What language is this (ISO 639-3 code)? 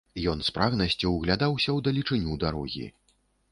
bel